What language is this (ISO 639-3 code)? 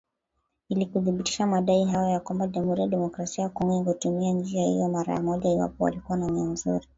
swa